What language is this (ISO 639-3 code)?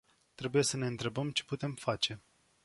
ron